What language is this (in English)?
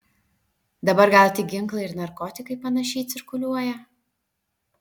Lithuanian